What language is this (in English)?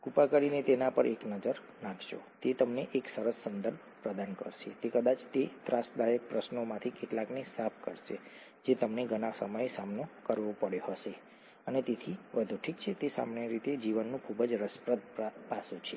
Gujarati